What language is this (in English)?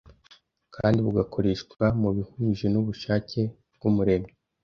Kinyarwanda